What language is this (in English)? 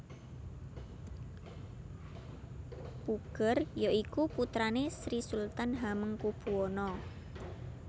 Javanese